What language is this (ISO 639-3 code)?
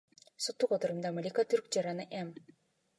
kir